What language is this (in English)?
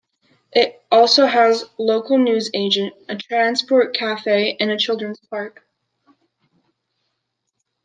English